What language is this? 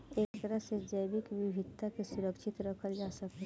Bhojpuri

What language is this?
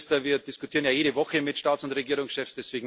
German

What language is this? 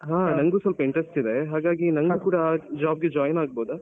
Kannada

